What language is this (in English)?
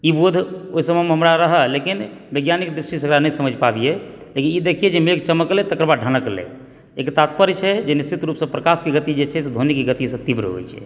Maithili